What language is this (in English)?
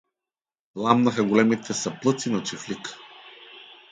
Bulgarian